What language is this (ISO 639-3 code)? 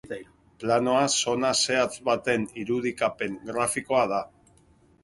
eus